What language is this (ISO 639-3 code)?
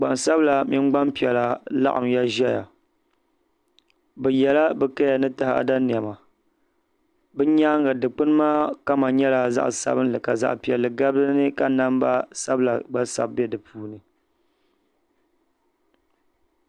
dag